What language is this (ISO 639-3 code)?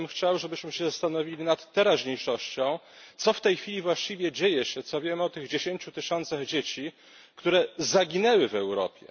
pol